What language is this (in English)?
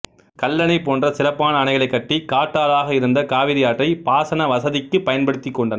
Tamil